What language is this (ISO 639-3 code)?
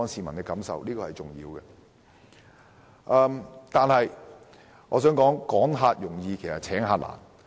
yue